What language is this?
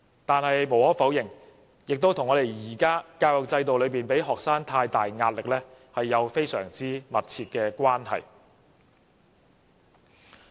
Cantonese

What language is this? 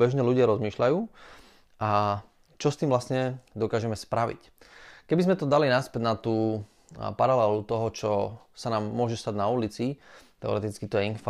Slovak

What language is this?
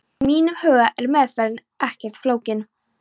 Icelandic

